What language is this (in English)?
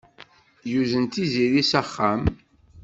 Kabyle